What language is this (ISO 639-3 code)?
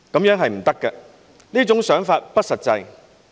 yue